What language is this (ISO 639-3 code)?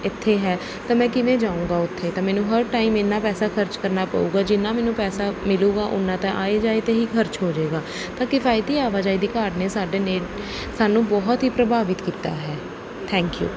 pan